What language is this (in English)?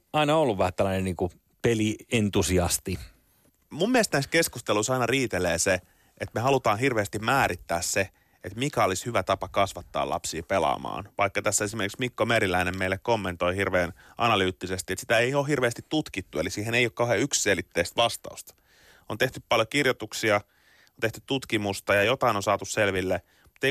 Finnish